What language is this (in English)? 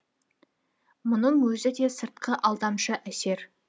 Kazakh